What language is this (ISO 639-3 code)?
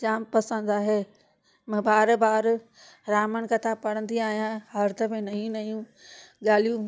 snd